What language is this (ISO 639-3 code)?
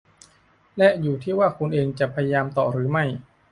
tha